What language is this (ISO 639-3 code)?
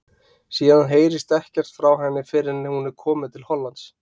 isl